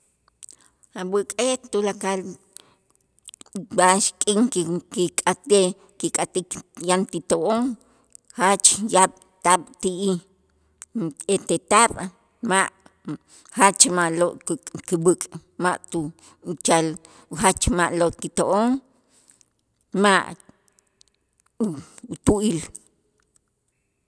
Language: Itzá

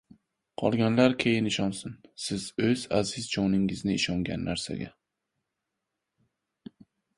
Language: Uzbek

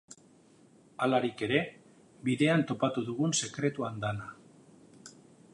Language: Basque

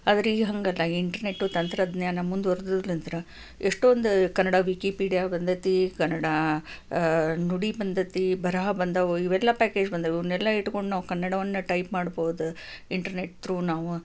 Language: Kannada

